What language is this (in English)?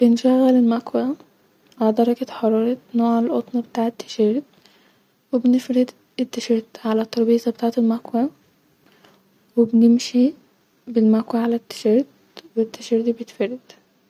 Egyptian Arabic